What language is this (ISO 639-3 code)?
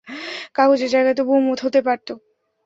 ben